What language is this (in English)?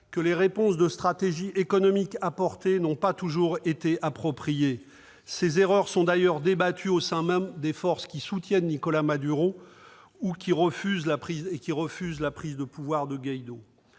French